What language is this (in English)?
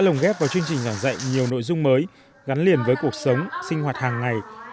Vietnamese